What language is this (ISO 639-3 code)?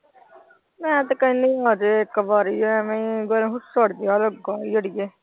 pan